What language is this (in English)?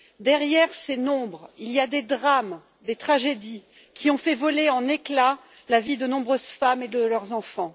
French